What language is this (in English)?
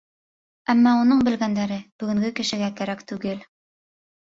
Bashkir